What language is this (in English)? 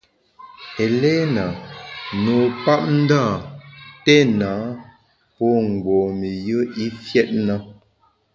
Bamun